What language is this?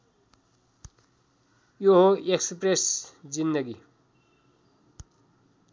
Nepali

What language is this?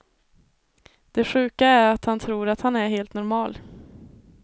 Swedish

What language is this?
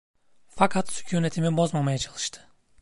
Turkish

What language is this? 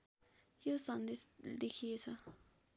Nepali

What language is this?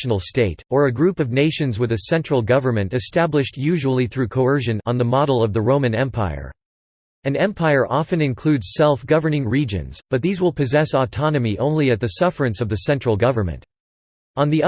English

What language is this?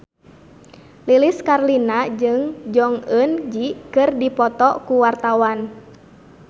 Sundanese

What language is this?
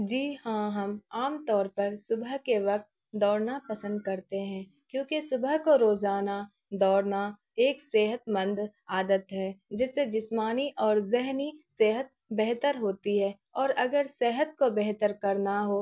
Urdu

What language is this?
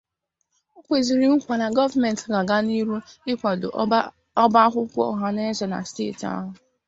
Igbo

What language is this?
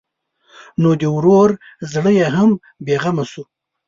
Pashto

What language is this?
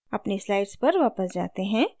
Hindi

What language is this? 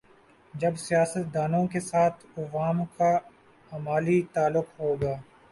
Urdu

